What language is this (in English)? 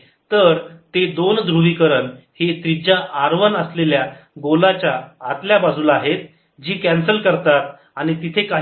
Marathi